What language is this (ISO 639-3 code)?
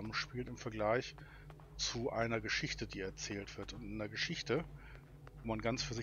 deu